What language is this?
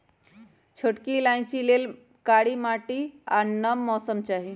Magahi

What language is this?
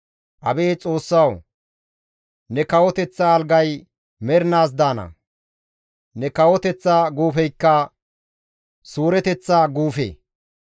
Gamo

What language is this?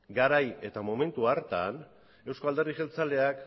Basque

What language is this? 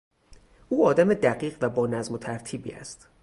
Persian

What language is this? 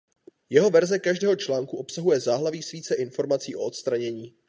Czech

